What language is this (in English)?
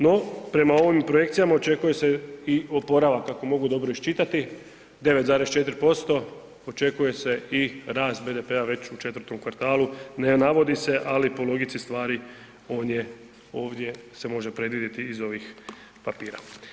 Croatian